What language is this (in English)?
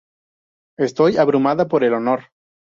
Spanish